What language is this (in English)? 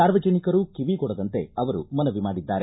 Kannada